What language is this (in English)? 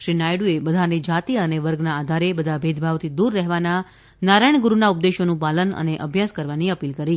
Gujarati